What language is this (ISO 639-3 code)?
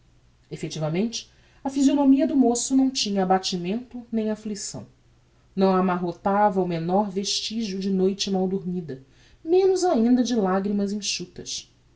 por